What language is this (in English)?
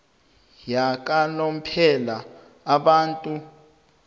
South Ndebele